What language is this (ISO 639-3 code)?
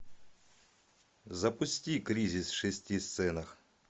rus